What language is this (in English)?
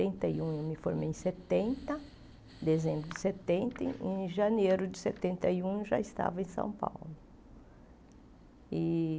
Portuguese